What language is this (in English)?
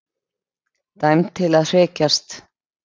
Icelandic